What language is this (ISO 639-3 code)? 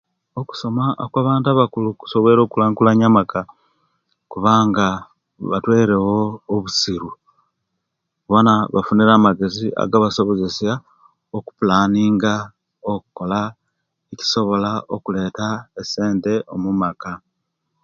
lke